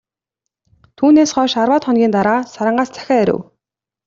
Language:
Mongolian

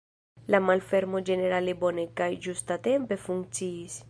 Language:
Esperanto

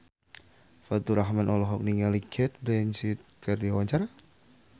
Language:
Sundanese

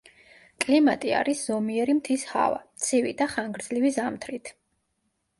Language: Georgian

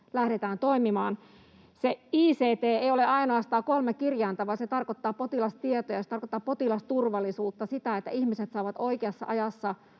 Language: Finnish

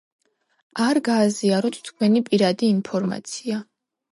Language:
Georgian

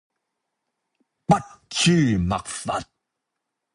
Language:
Cantonese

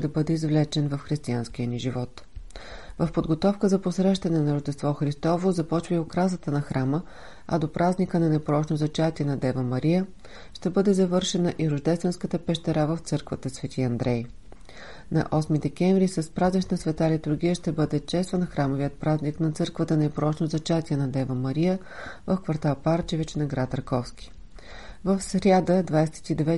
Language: Bulgarian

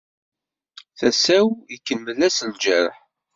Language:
Kabyle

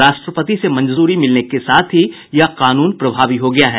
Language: Hindi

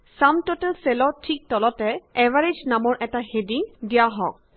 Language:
Assamese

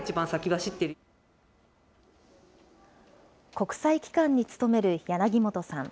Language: Japanese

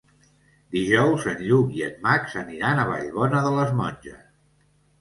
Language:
Catalan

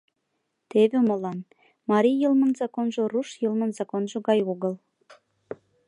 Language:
Mari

